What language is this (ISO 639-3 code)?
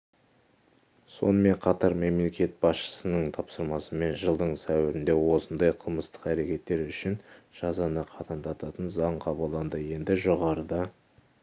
kaz